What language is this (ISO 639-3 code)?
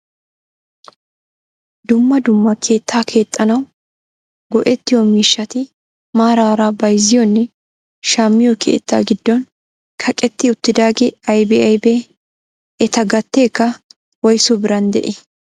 wal